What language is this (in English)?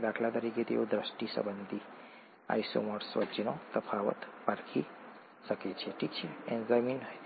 Gujarati